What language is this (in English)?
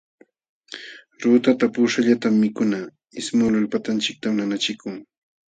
Jauja Wanca Quechua